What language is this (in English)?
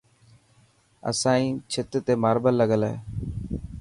Dhatki